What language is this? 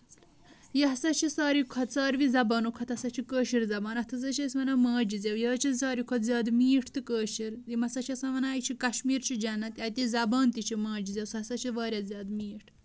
Kashmiri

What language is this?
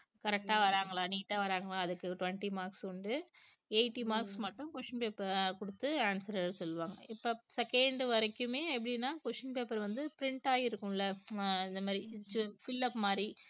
Tamil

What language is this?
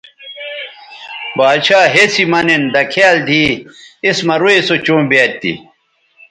Bateri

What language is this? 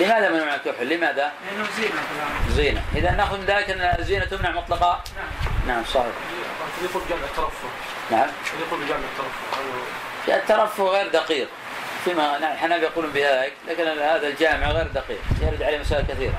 Arabic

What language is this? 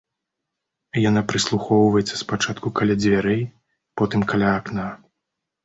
Belarusian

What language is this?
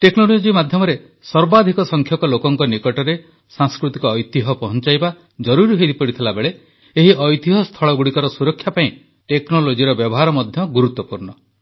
Odia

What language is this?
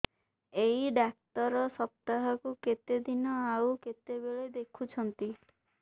Odia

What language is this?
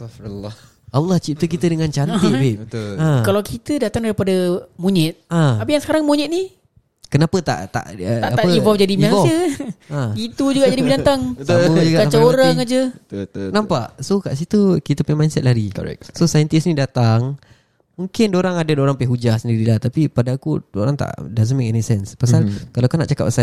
Malay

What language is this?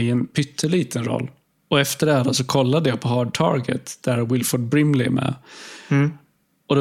Swedish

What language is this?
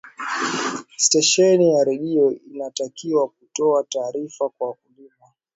Swahili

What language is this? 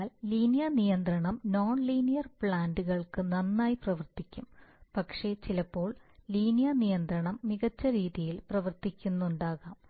Malayalam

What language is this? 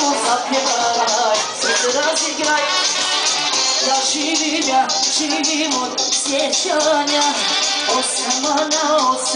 Arabic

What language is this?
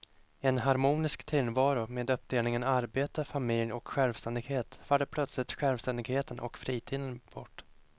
Swedish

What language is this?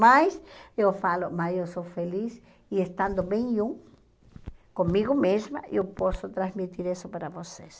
Portuguese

